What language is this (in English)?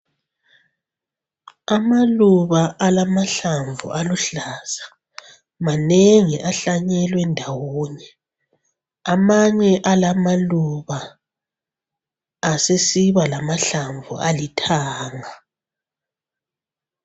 North Ndebele